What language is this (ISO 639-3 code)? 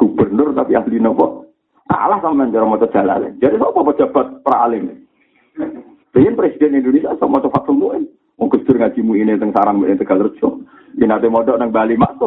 msa